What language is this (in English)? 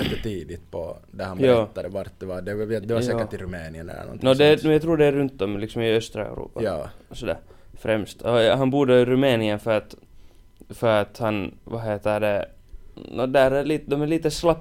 Swedish